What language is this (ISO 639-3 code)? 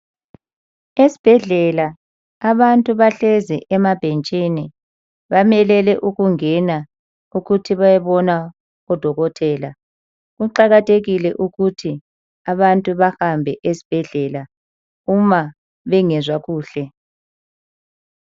nde